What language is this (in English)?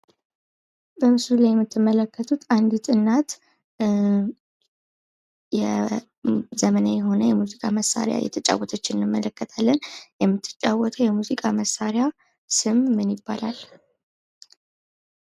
Amharic